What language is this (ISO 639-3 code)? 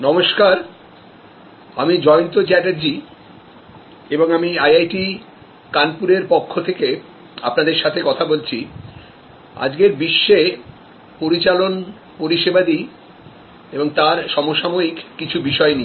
ben